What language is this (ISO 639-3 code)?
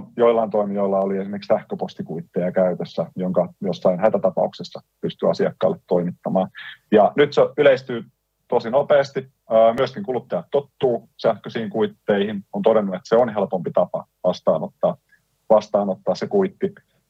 fin